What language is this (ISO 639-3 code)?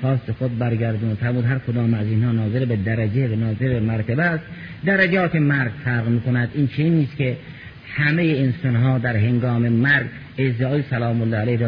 fas